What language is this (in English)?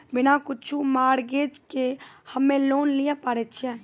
Maithili